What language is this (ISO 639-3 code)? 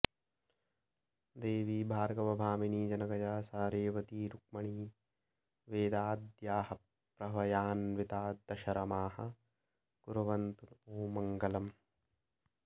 san